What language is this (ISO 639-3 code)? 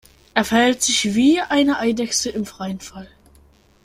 deu